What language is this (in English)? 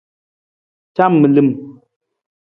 Nawdm